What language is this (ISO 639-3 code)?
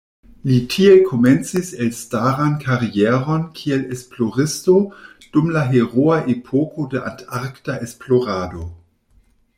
epo